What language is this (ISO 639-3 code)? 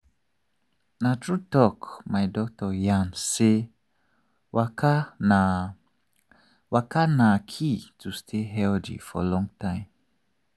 pcm